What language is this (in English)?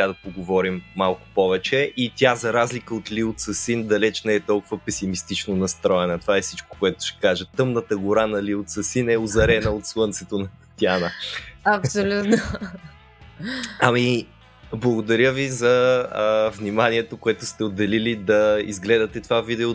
Bulgarian